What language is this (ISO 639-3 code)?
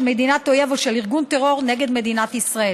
heb